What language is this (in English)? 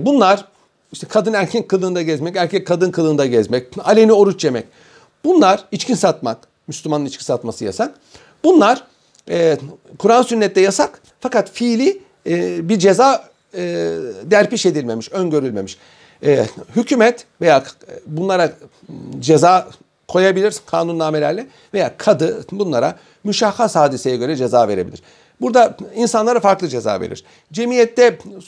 Turkish